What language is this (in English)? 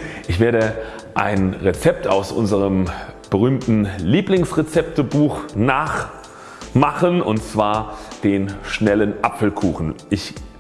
German